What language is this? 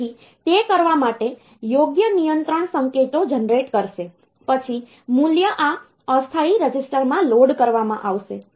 Gujarati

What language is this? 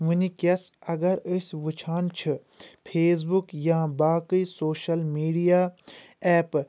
Kashmiri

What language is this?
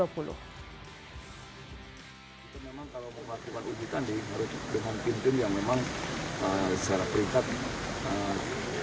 Indonesian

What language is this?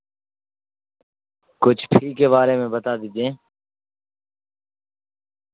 Urdu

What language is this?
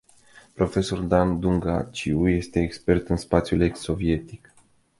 Romanian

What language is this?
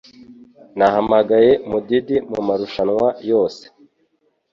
Kinyarwanda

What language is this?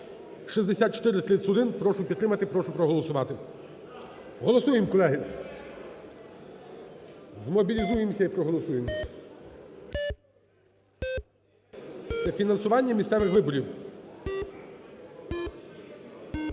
Ukrainian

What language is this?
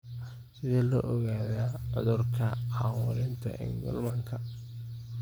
Somali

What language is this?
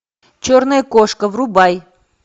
Russian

